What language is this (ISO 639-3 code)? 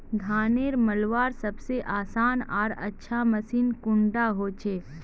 mag